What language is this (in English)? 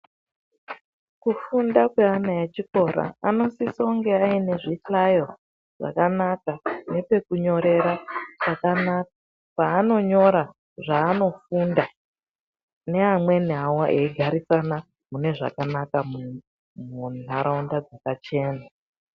Ndau